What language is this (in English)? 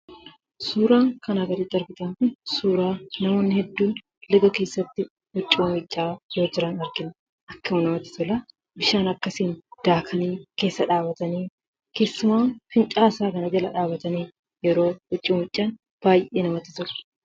Oromo